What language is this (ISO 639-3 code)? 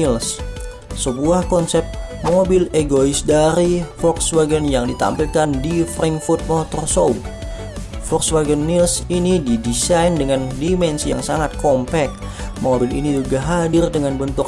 ind